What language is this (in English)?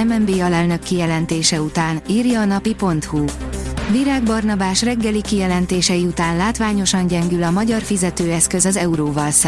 Hungarian